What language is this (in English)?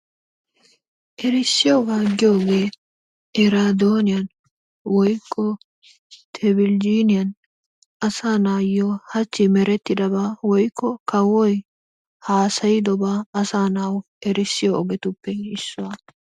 Wolaytta